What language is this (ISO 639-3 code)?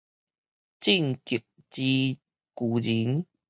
nan